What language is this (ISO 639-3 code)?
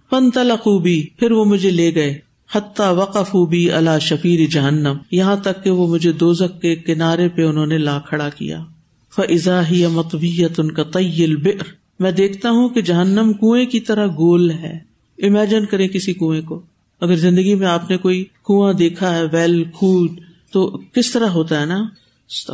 urd